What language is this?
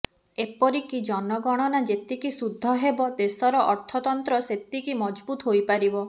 Odia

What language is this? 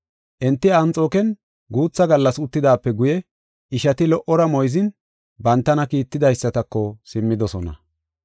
Gofa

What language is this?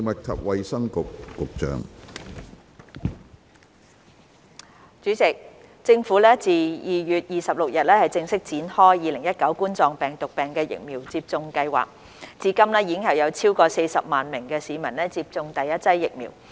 Cantonese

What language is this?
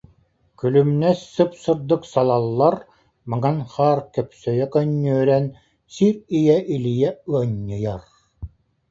Yakut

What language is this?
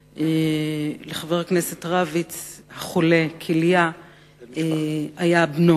Hebrew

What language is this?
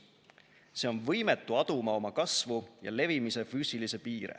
Estonian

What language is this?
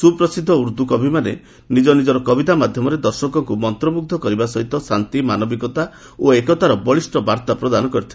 Odia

